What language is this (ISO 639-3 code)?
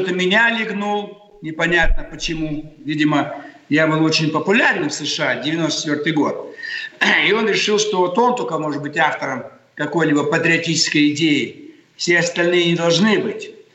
rus